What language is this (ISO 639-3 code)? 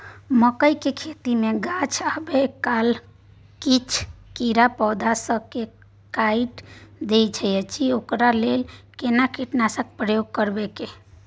mai